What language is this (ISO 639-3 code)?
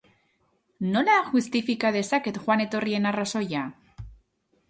eus